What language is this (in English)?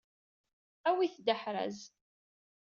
Kabyle